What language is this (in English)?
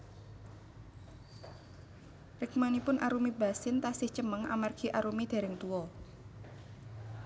Javanese